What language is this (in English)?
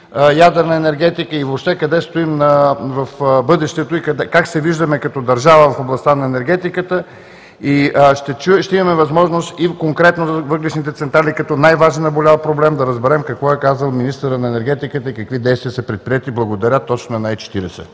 Bulgarian